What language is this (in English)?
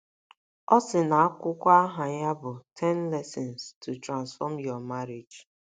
Igbo